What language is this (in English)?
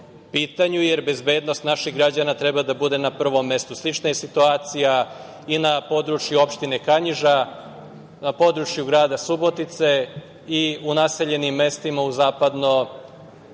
Serbian